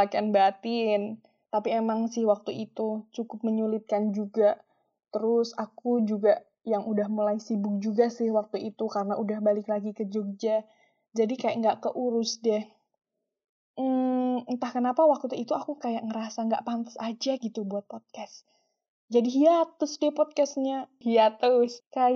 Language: Indonesian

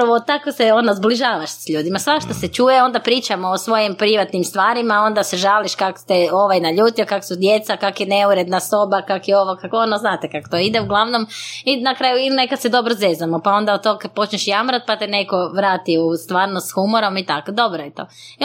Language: Croatian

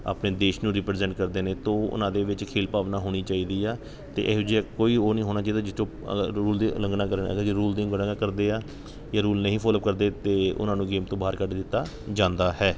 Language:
Punjabi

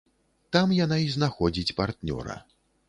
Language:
Belarusian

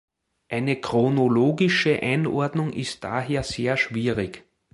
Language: German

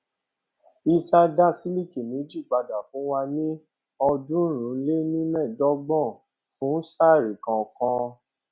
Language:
Yoruba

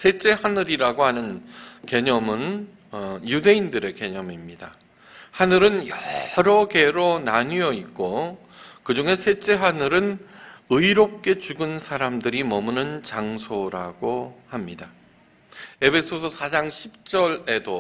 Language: Korean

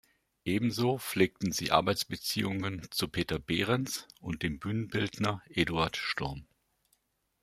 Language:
German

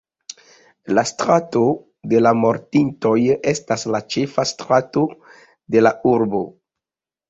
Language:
Esperanto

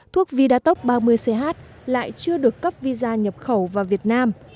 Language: Vietnamese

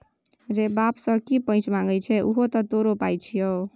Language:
Maithili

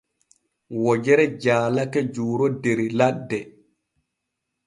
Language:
Borgu Fulfulde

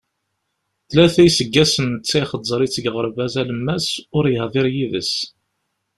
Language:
Kabyle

